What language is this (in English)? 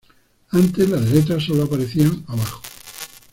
Spanish